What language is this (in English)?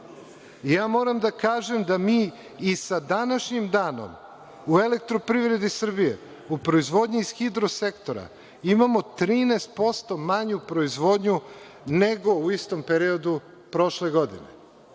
Serbian